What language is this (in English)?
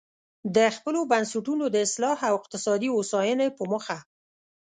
Pashto